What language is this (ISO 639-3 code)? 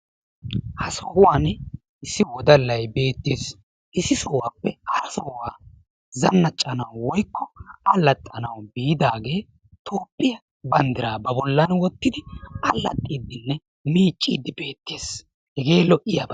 wal